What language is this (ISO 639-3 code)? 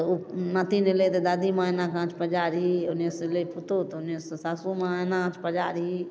mai